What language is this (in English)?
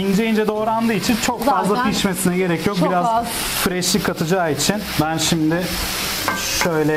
Turkish